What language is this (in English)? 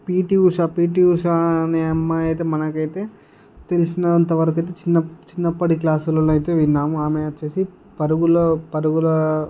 Telugu